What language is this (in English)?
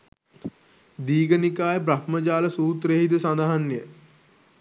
Sinhala